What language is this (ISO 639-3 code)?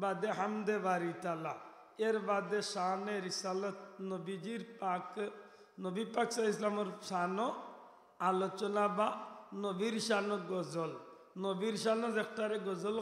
ara